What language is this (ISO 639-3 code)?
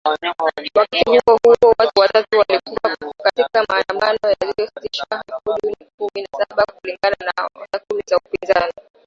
swa